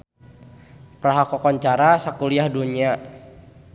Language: Sundanese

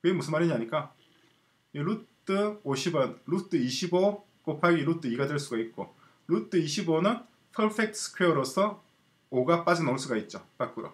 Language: Korean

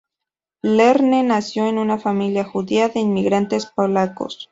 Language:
Spanish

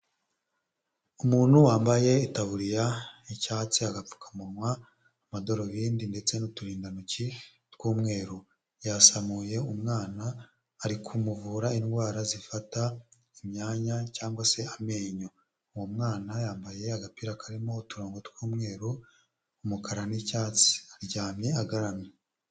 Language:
Kinyarwanda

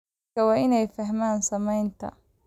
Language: Somali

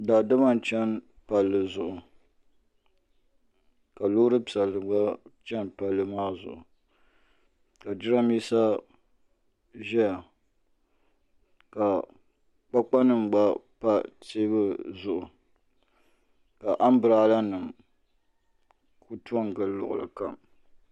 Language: Dagbani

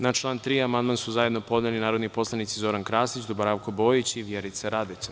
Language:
Serbian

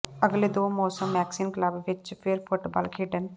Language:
Punjabi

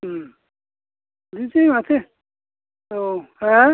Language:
Bodo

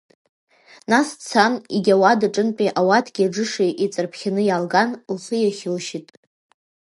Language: Abkhazian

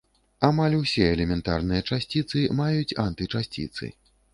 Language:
Belarusian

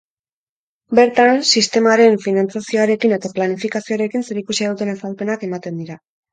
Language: Basque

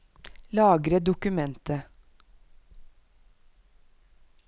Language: Norwegian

